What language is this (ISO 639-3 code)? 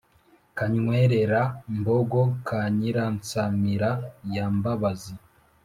kin